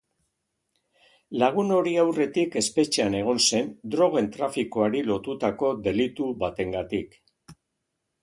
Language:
Basque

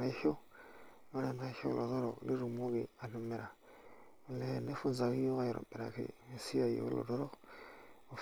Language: Masai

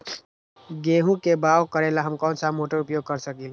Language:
Magahi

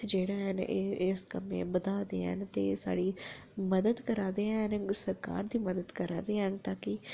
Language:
Dogri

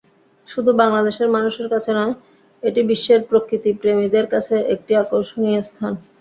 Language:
Bangla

